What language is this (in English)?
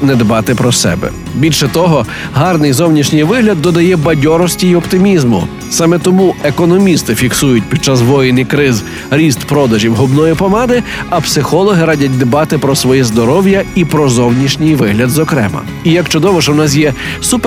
Ukrainian